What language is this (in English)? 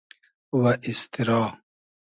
Hazaragi